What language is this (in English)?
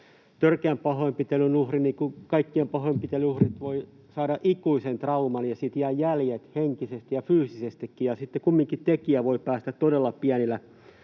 Finnish